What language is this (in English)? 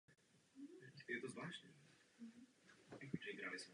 Czech